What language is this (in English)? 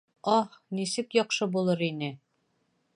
Bashkir